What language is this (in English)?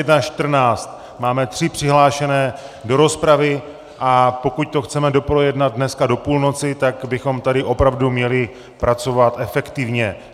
Czech